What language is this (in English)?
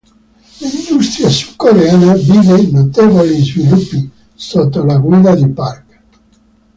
Italian